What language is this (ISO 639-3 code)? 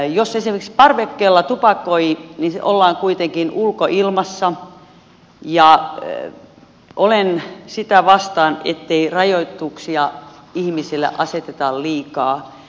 fin